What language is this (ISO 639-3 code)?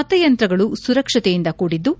kan